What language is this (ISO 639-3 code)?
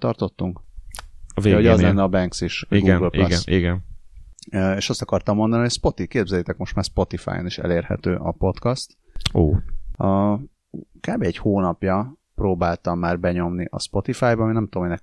hun